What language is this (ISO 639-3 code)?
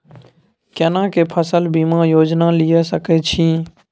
mai